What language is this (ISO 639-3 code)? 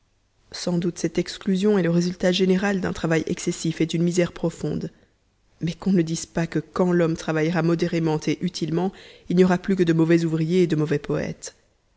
fra